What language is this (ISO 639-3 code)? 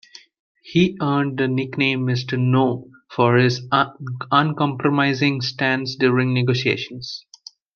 eng